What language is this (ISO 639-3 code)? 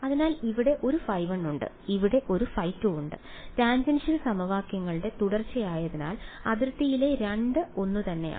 mal